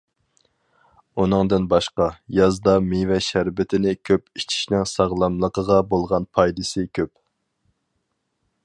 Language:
Uyghur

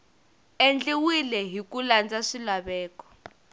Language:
Tsonga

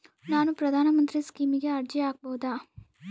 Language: Kannada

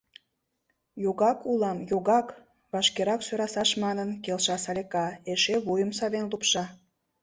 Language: Mari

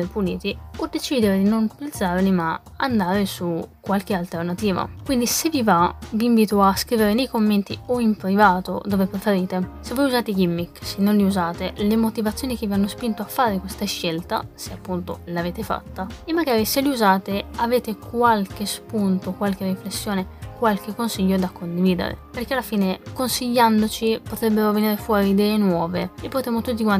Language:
Italian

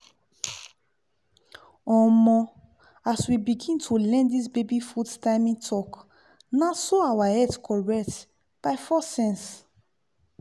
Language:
Nigerian Pidgin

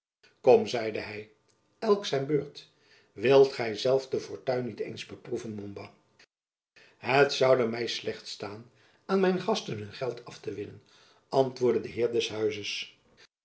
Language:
Dutch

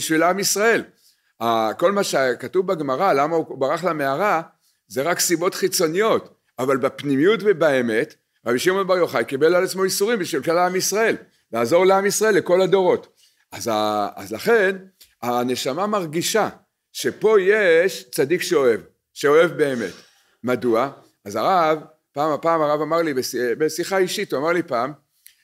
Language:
Hebrew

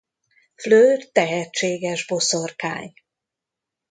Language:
Hungarian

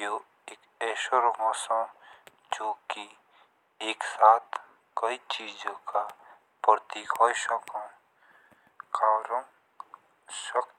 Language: Jaunsari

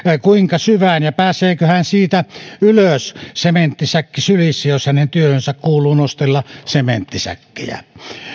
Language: Finnish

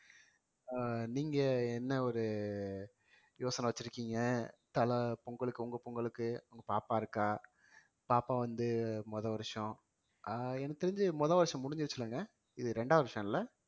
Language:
Tamil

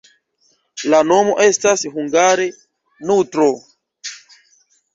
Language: Esperanto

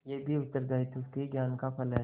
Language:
Hindi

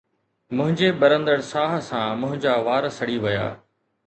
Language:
Sindhi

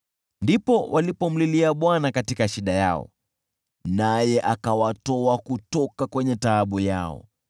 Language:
Swahili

